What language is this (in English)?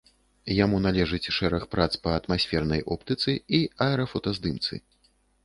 Belarusian